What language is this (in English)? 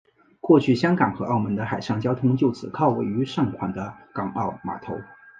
Chinese